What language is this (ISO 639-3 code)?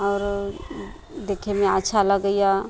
mai